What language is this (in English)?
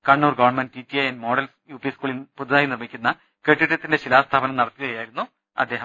Malayalam